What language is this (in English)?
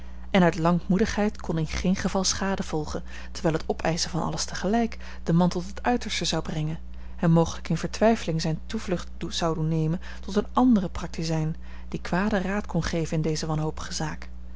Dutch